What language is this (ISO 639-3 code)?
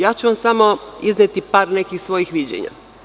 srp